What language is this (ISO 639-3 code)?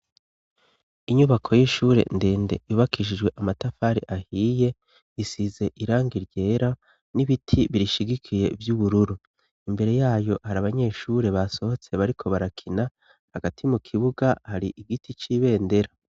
run